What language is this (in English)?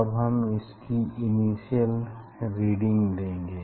Hindi